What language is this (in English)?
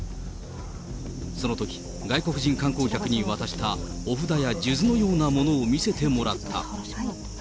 Japanese